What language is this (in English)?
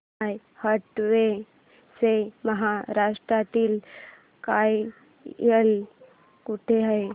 Marathi